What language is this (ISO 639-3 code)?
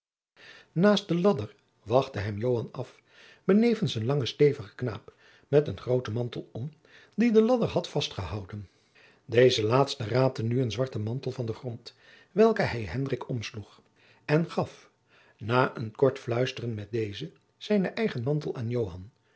nld